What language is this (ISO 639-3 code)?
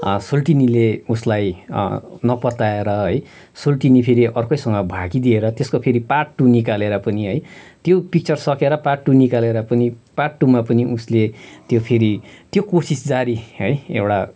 nep